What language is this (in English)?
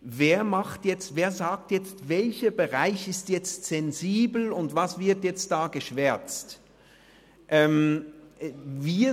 Swiss German